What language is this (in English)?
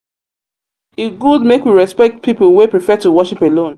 Nigerian Pidgin